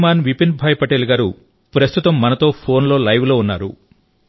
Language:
Telugu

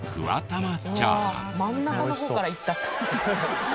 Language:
Japanese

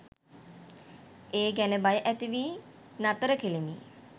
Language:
Sinhala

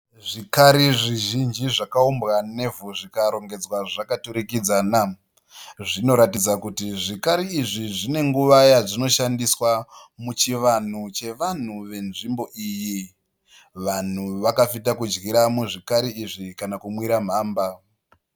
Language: Shona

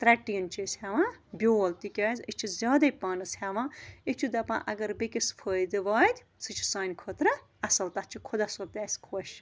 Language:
Kashmiri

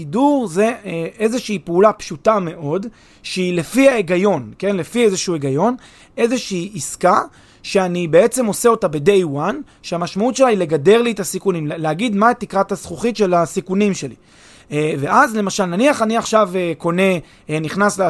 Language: Hebrew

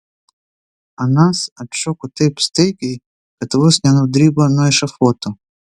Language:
Lithuanian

